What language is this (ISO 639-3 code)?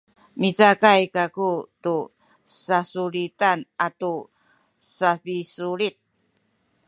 szy